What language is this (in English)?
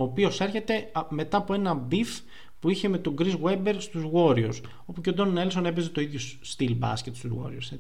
Greek